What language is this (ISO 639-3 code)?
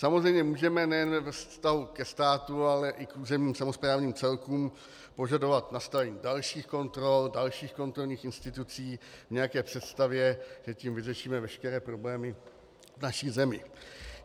ces